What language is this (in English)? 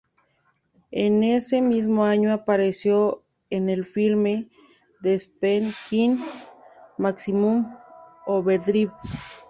Spanish